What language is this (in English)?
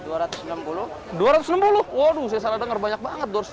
Indonesian